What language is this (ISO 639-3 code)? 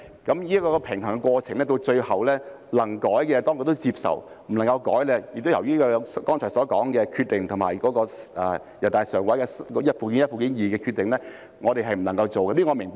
yue